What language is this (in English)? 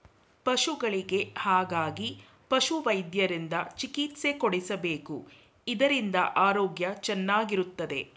Kannada